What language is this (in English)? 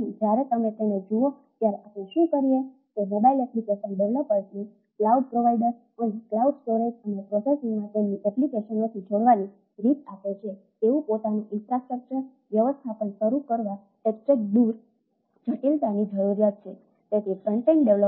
Gujarati